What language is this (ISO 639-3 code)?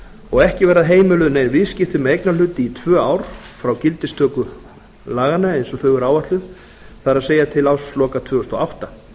isl